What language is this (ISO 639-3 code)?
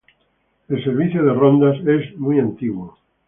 spa